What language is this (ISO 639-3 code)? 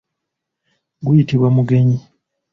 lug